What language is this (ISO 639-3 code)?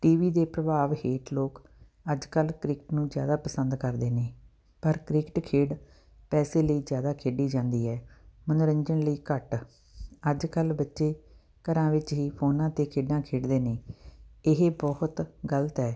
pan